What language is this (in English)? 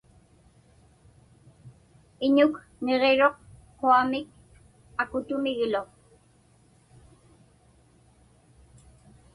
Inupiaq